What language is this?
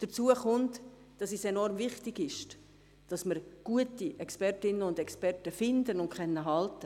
Swiss German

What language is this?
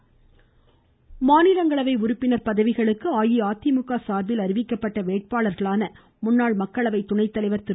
Tamil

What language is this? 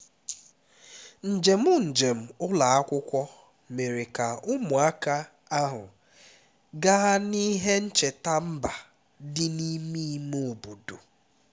Igbo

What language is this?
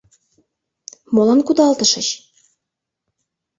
Mari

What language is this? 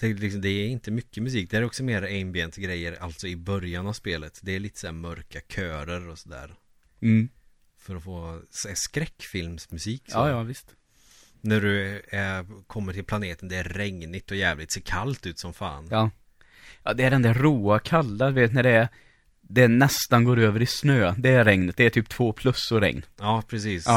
Swedish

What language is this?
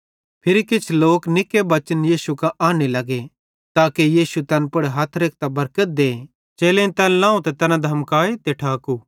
Bhadrawahi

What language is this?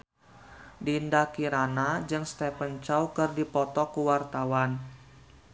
Sundanese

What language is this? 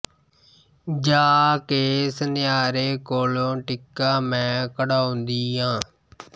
Punjabi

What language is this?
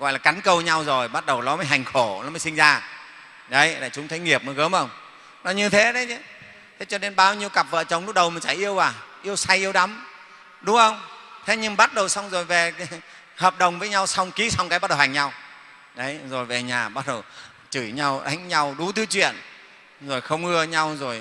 Vietnamese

